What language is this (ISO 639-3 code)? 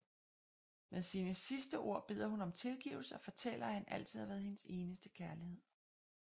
dan